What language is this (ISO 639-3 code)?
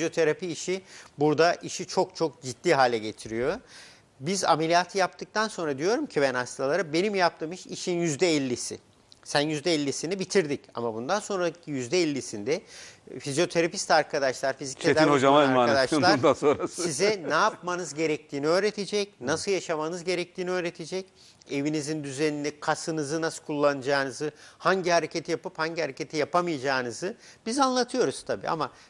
tur